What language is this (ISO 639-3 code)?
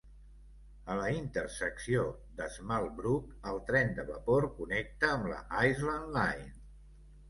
cat